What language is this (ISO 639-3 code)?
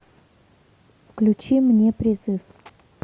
rus